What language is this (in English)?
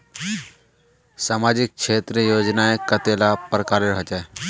Magahi